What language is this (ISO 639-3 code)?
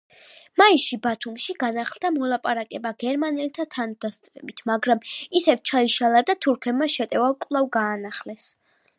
kat